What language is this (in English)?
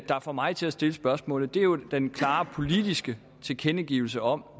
Danish